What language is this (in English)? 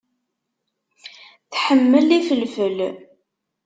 Kabyle